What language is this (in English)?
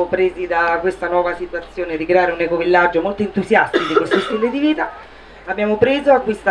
Italian